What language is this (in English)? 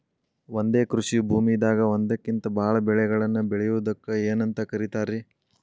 Kannada